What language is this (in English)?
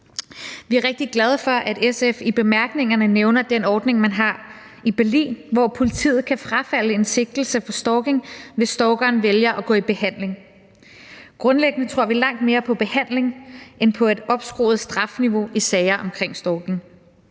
Danish